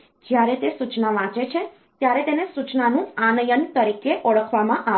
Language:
Gujarati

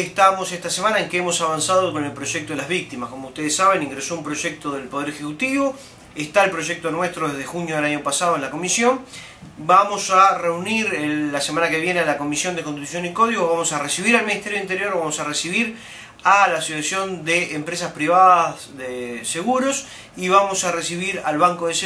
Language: Spanish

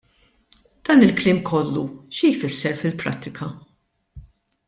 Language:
Maltese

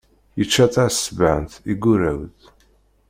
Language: Kabyle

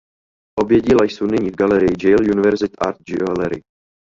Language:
Czech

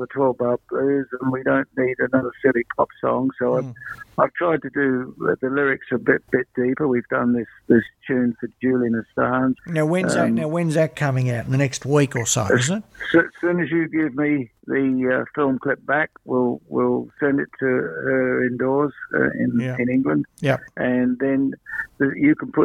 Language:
English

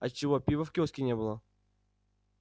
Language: Russian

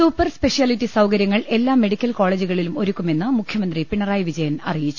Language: Malayalam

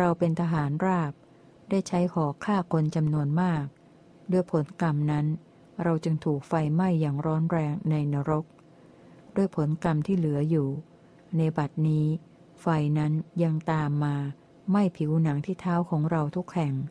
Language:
Thai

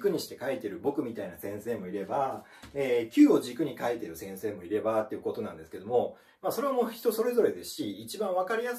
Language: Japanese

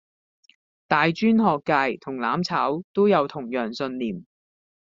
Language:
Cantonese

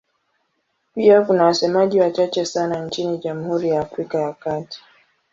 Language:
Swahili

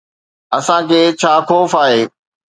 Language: Sindhi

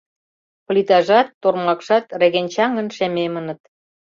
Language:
Mari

